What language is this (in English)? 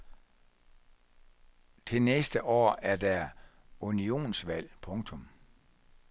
Danish